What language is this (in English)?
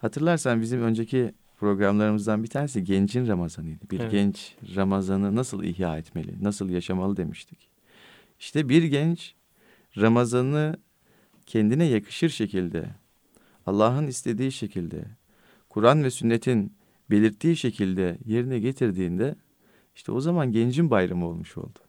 Turkish